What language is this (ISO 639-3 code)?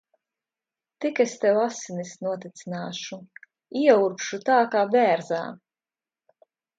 lav